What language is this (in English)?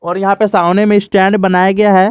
Hindi